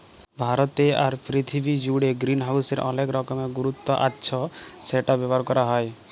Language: Bangla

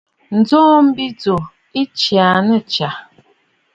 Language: Bafut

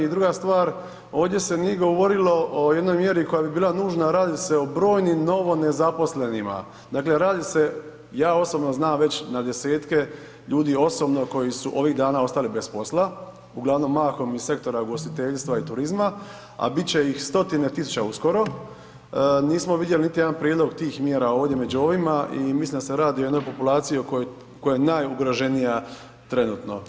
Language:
Croatian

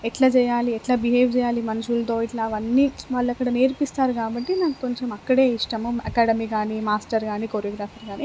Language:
Telugu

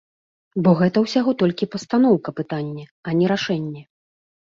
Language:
Belarusian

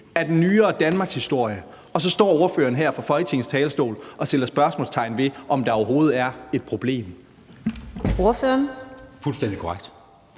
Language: Danish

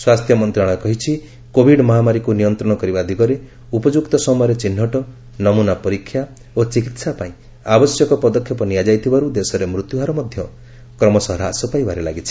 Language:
Odia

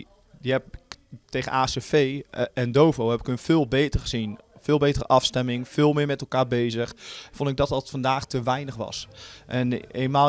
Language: Dutch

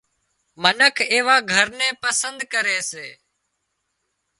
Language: Wadiyara Koli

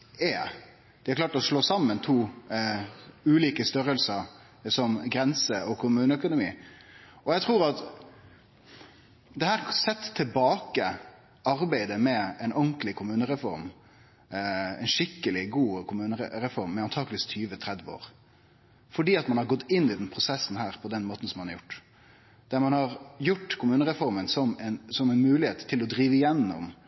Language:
Norwegian Nynorsk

